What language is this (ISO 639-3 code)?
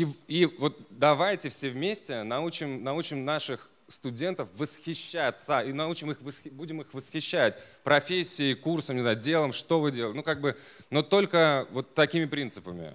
rus